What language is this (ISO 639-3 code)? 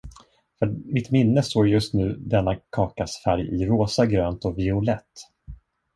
swe